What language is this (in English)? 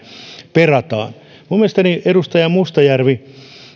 Finnish